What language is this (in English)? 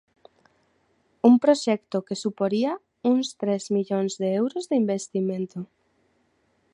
Galician